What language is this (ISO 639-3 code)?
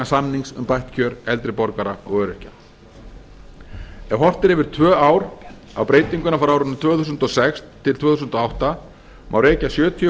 isl